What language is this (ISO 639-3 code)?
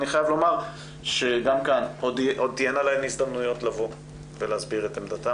heb